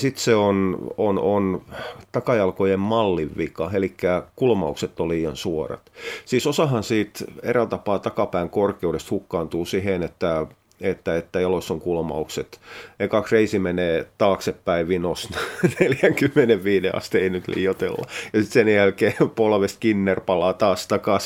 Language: Finnish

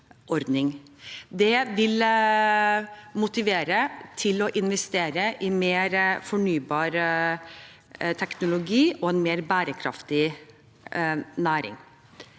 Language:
Norwegian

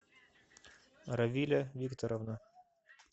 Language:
Russian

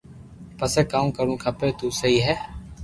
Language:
Loarki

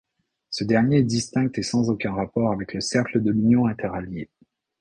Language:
French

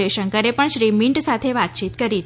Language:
Gujarati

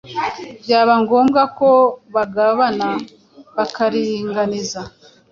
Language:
Kinyarwanda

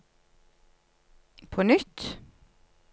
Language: Norwegian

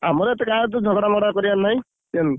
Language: Odia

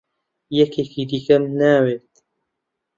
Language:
Central Kurdish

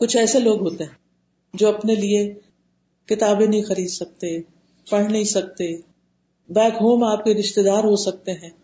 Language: Urdu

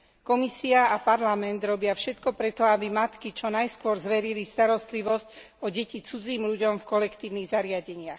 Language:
Slovak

